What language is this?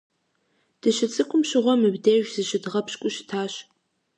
Kabardian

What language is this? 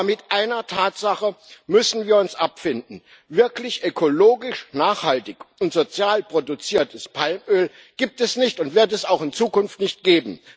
German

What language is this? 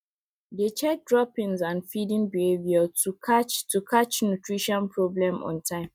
Nigerian Pidgin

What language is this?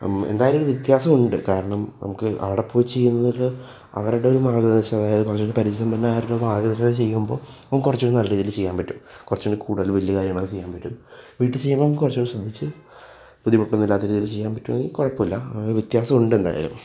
Malayalam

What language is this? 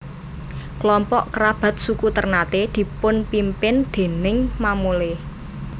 Javanese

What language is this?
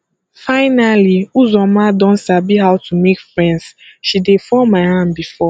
Nigerian Pidgin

